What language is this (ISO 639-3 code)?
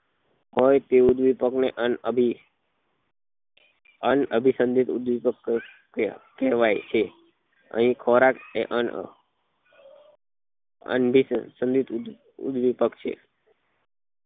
guj